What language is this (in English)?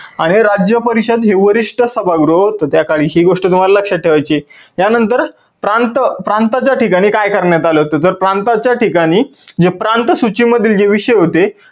Marathi